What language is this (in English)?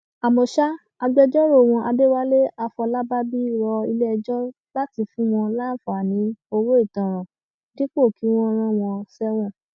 Yoruba